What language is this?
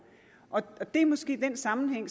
Danish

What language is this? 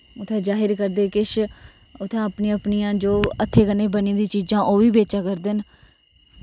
Dogri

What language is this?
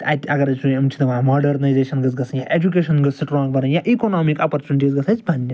Kashmiri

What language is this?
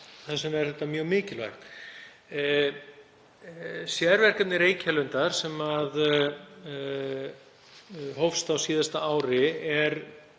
Icelandic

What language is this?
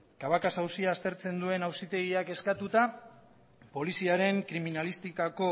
Basque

